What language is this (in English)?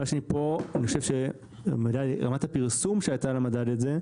Hebrew